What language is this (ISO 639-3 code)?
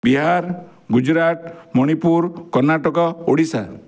ori